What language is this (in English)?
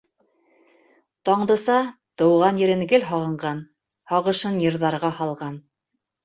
Bashkir